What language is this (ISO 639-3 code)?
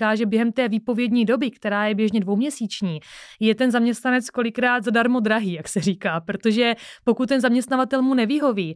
ces